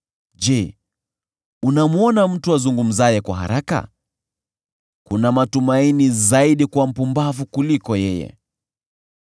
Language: Swahili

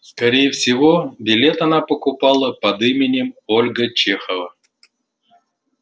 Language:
Russian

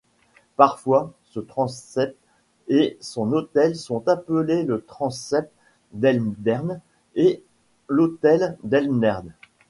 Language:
French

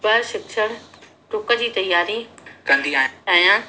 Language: Sindhi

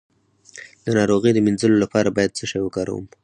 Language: Pashto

